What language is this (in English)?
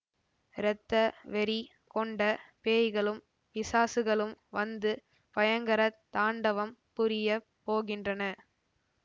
Tamil